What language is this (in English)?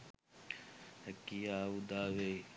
Sinhala